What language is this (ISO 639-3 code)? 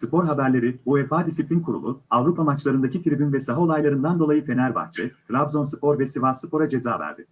tur